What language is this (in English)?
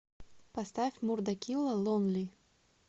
Russian